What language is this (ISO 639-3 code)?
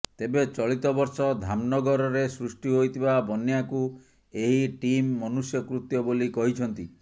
ori